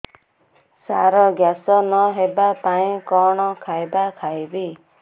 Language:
Odia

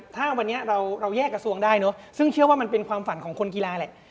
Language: Thai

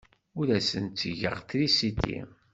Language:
Kabyle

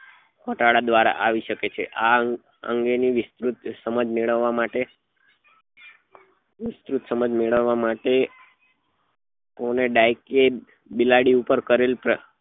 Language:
Gujarati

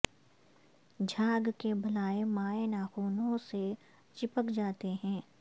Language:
Urdu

